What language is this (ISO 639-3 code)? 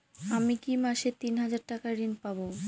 ben